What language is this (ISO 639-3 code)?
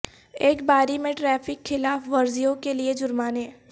urd